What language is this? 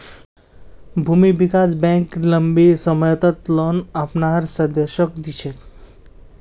Magahi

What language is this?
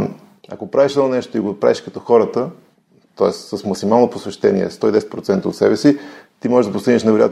Bulgarian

